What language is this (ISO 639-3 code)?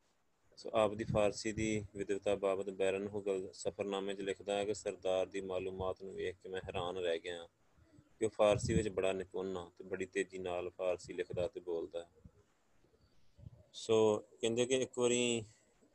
pan